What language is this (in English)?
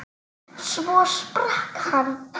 Icelandic